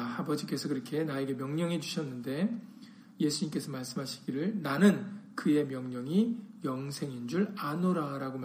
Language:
Korean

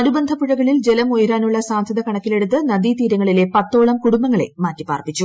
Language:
Malayalam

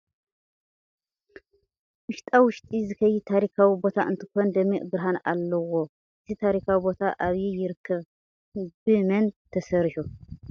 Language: Tigrinya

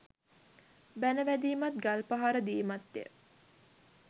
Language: Sinhala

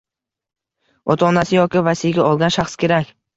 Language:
Uzbek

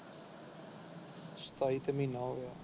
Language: Punjabi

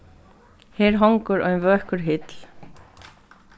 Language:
Faroese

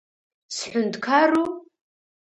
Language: Abkhazian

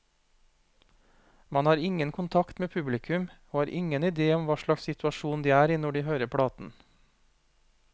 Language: Norwegian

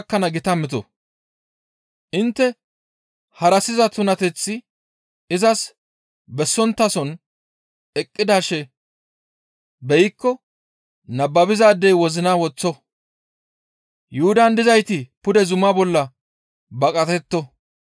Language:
Gamo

